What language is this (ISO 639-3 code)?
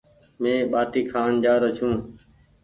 gig